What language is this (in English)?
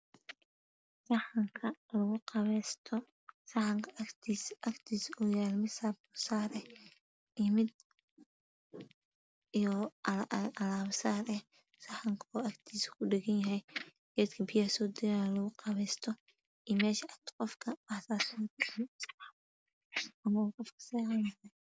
Somali